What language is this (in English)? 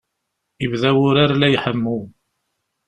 Kabyle